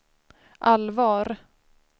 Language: Swedish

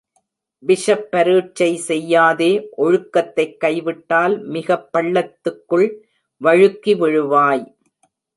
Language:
Tamil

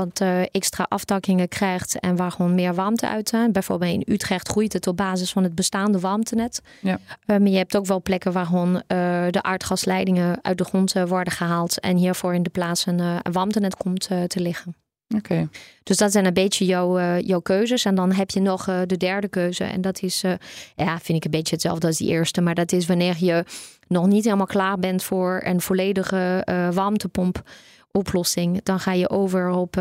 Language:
Dutch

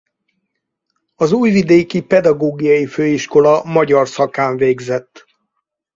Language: Hungarian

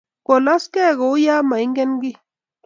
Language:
Kalenjin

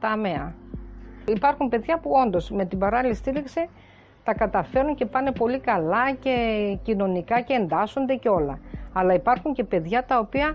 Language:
Greek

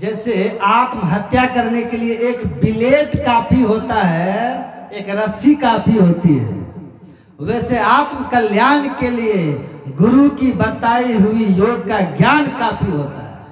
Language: Hindi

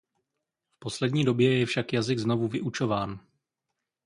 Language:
Czech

